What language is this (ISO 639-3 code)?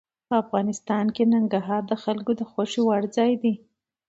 pus